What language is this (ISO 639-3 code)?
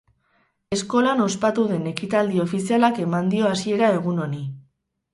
eus